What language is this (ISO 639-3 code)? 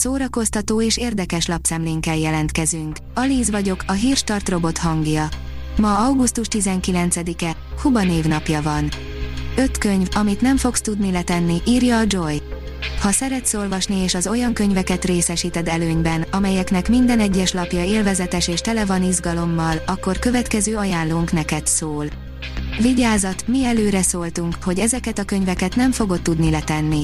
hun